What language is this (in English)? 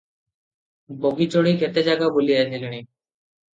Odia